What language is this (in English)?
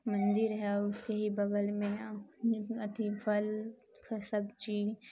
Urdu